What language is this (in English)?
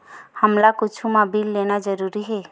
Chhattisgarhi